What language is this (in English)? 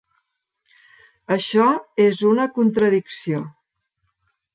Catalan